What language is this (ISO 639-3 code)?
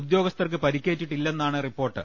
mal